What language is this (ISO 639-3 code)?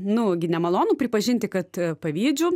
lit